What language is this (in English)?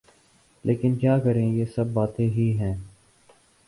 Urdu